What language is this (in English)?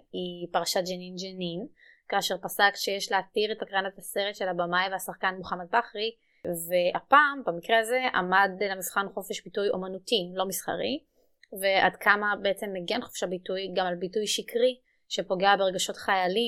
Hebrew